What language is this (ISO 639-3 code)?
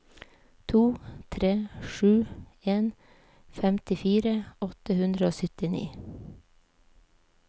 nor